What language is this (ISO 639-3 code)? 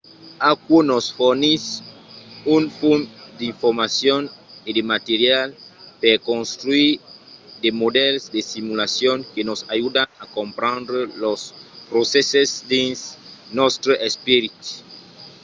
oci